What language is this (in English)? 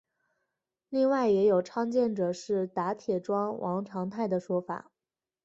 Chinese